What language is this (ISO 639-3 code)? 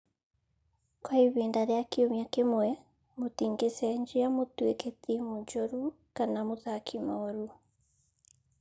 kik